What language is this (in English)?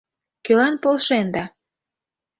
Mari